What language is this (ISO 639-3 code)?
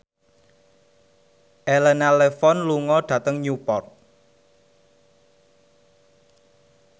jav